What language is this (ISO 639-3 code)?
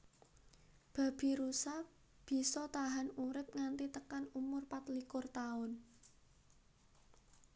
jav